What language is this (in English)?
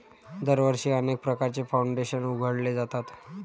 Marathi